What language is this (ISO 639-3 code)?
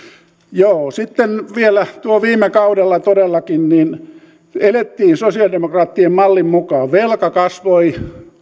fin